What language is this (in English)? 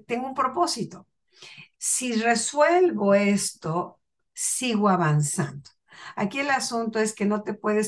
Spanish